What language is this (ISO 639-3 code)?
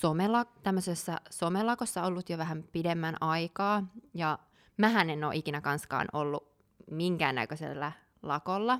fin